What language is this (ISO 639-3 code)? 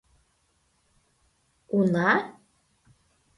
chm